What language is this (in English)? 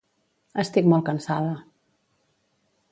Catalan